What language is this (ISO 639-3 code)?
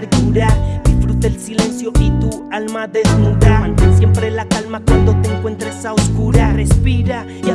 spa